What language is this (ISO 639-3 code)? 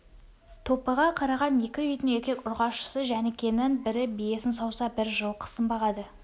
kaz